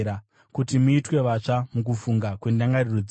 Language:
Shona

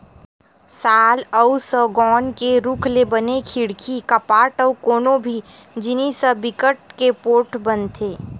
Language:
Chhattisgarhi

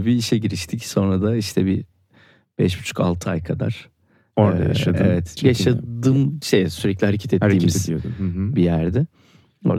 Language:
Turkish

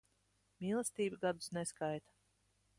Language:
Latvian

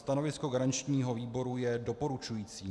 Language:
Czech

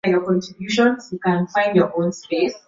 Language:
Swahili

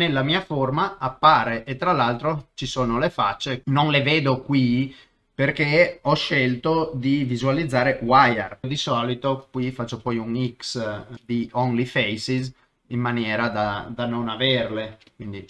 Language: Italian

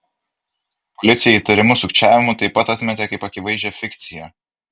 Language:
Lithuanian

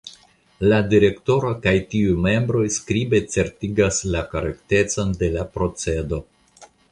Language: Esperanto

